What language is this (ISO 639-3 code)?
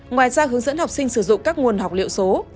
vie